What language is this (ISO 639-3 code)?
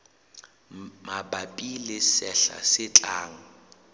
sot